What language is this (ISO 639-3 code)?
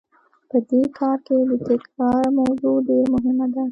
pus